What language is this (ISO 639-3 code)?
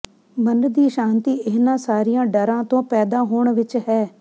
pan